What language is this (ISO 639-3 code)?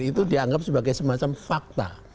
ind